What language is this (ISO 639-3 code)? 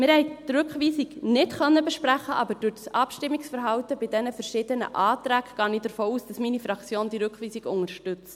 gsw